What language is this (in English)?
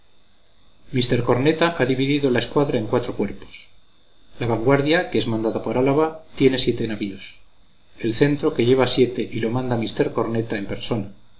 Spanish